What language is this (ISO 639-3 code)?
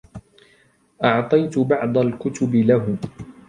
ara